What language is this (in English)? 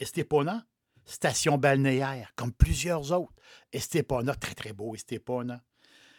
French